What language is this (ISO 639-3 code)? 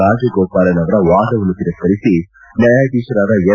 kan